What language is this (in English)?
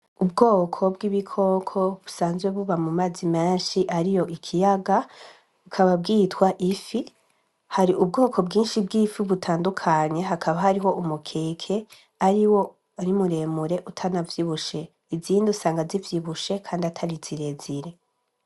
Rundi